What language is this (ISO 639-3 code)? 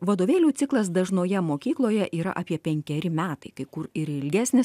lit